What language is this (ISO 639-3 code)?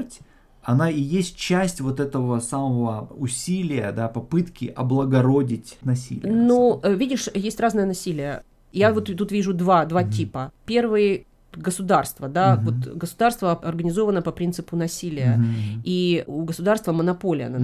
rus